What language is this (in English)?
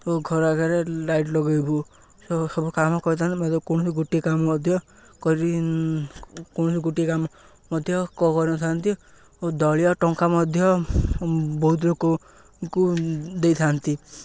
Odia